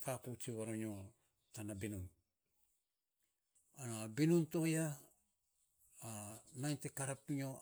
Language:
Saposa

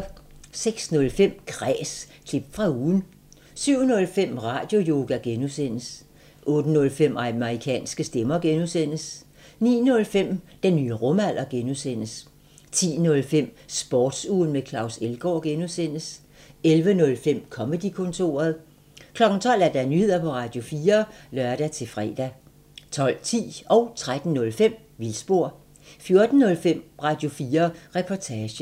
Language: Danish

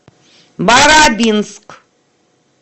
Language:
Russian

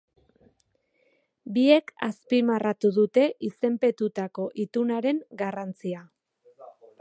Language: Basque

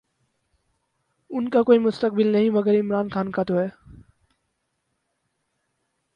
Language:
Urdu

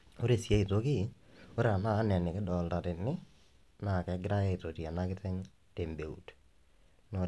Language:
Masai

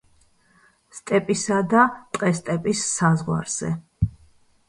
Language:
Georgian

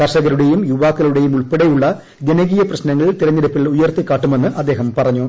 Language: Malayalam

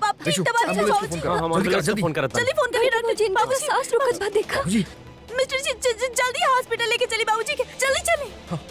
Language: Hindi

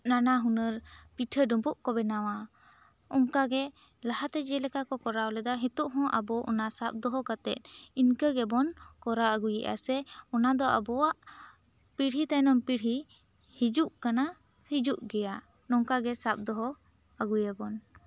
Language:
Santali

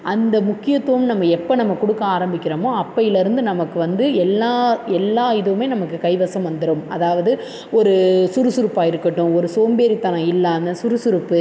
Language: Tamil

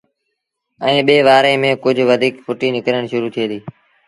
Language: Sindhi Bhil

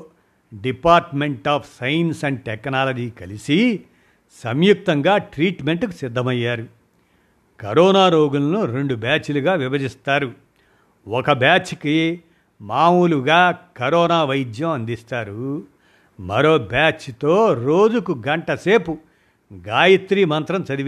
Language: Telugu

